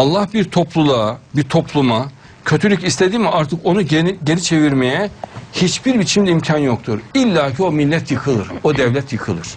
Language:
Turkish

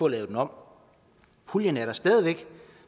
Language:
Danish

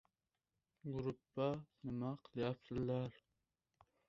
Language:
Uzbek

